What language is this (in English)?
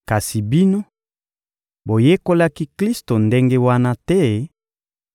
Lingala